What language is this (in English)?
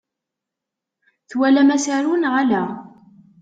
Kabyle